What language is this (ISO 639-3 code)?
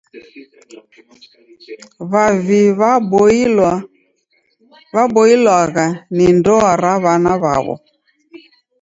dav